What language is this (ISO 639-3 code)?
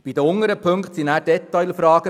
gsw